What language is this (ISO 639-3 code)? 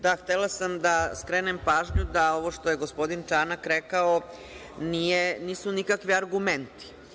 srp